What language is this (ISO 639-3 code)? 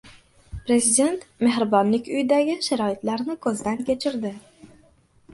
uzb